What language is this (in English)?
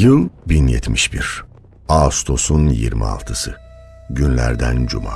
Turkish